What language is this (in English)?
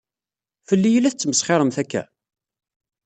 Kabyle